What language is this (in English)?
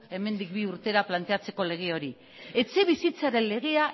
Basque